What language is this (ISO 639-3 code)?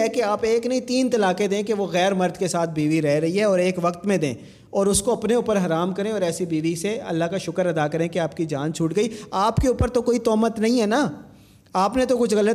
urd